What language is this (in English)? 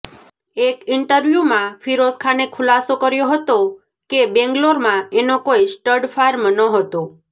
Gujarati